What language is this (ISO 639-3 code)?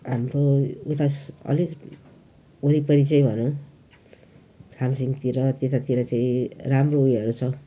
nep